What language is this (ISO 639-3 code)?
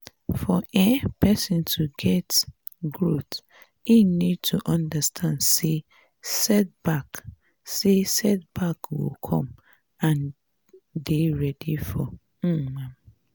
pcm